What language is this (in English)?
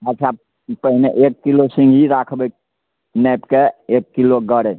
Maithili